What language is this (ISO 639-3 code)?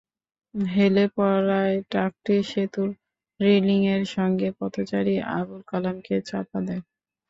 ben